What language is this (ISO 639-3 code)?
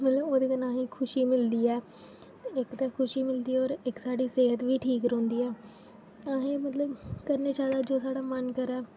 doi